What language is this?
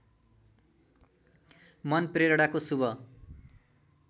Nepali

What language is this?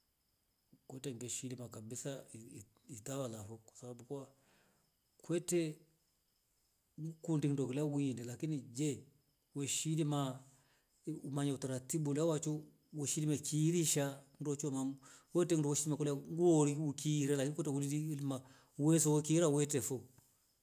Rombo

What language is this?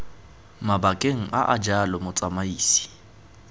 Tswana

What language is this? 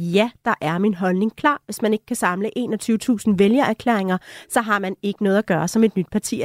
Danish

